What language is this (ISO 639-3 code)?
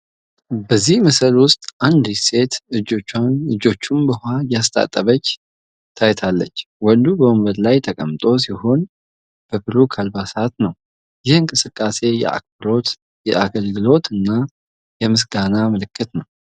amh